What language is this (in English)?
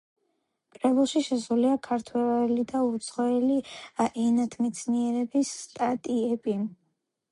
Georgian